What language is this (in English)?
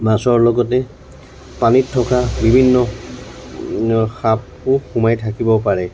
Assamese